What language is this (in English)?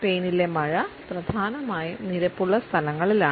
Malayalam